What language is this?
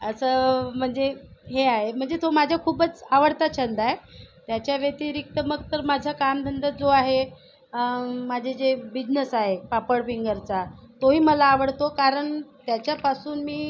Marathi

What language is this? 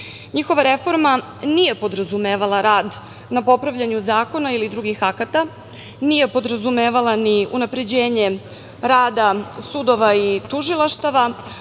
Serbian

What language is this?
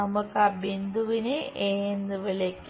Malayalam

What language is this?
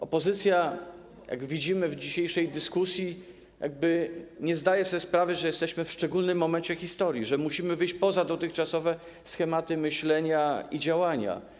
Polish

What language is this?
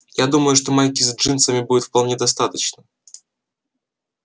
Russian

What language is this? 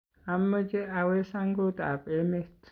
Kalenjin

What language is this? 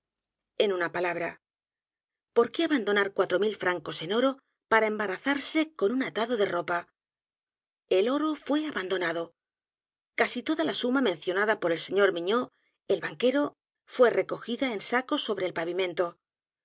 Spanish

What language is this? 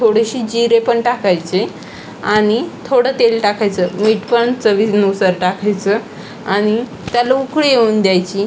Marathi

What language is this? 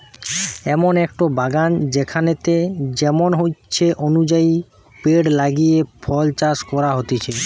Bangla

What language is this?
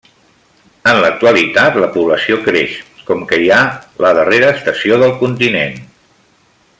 Catalan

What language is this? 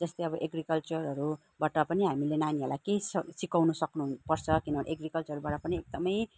Nepali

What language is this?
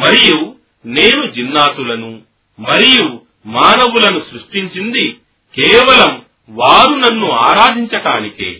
Telugu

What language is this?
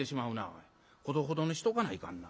Japanese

